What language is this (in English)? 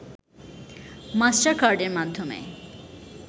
Bangla